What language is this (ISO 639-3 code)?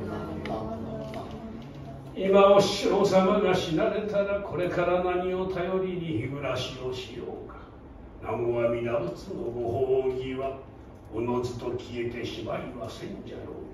jpn